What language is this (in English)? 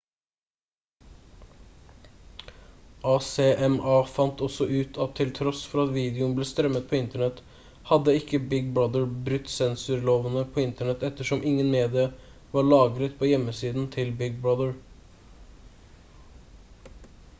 Norwegian Bokmål